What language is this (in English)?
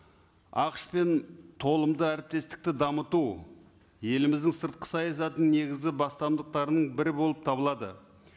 Kazakh